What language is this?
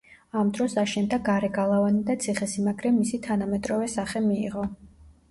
Georgian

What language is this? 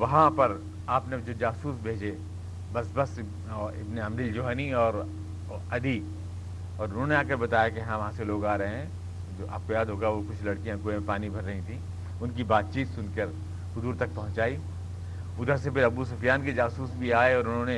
Urdu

